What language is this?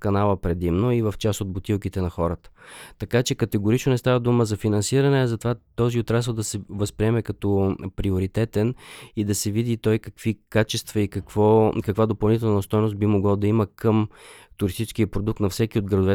Bulgarian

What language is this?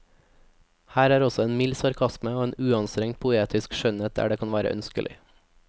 Norwegian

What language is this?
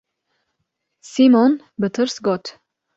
Kurdish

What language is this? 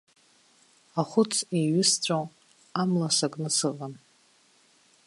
Abkhazian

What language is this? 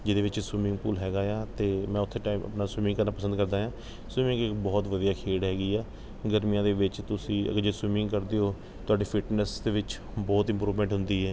Punjabi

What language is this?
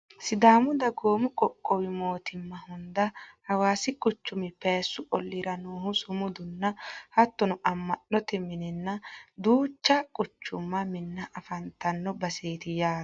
Sidamo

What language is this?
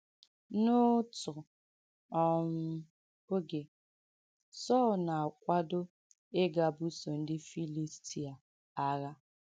Igbo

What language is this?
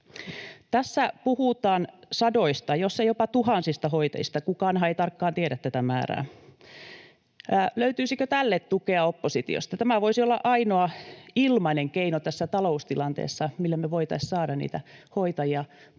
Finnish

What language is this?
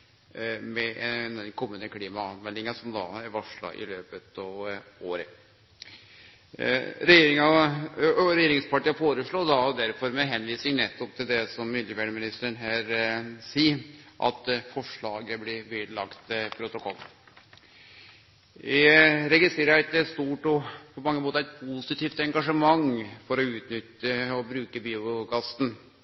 Norwegian Nynorsk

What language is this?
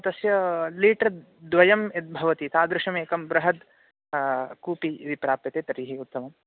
Sanskrit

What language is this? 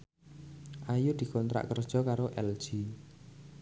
Javanese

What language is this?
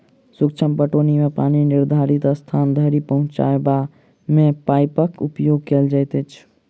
Maithili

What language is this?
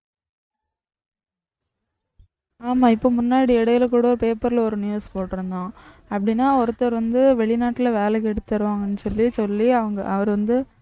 Tamil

